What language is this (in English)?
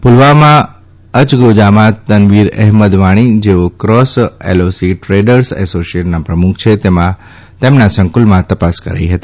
Gujarati